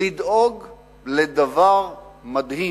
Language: Hebrew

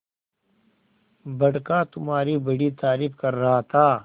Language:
Hindi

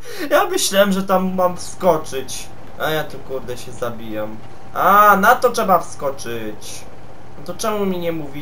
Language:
Polish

